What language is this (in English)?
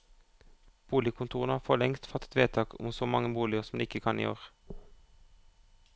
Norwegian